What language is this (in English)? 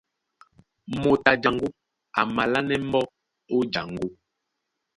Duala